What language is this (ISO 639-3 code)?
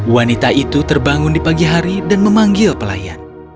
ind